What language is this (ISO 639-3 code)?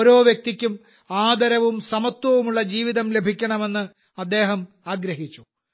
mal